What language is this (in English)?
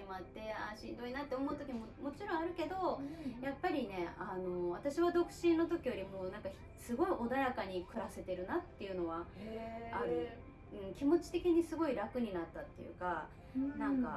Japanese